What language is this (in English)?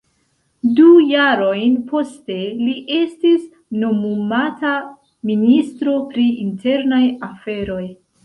Esperanto